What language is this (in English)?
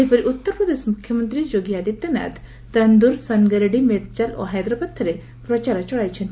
Odia